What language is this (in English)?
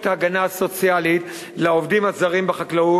Hebrew